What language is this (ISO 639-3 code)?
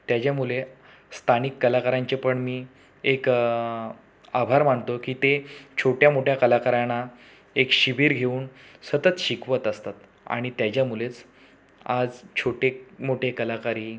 mar